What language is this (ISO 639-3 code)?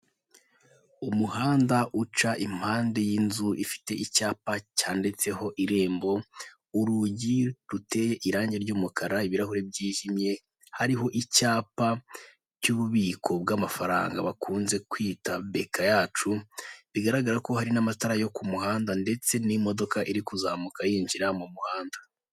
kin